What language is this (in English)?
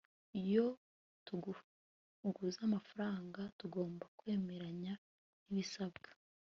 Kinyarwanda